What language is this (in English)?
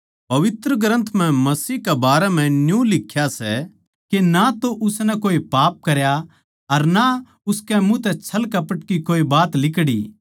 Haryanvi